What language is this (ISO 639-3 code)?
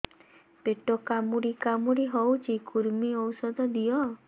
ori